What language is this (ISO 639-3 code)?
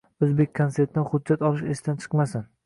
uzb